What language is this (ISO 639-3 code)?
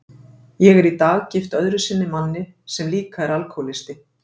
isl